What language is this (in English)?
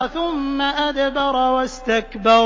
Arabic